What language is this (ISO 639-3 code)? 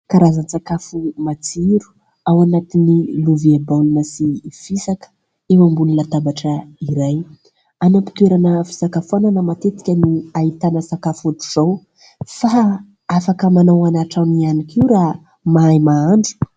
mlg